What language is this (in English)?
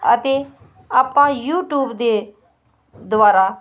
Punjabi